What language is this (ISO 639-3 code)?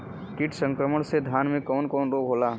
bho